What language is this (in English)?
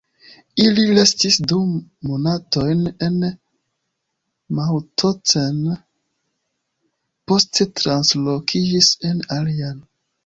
Esperanto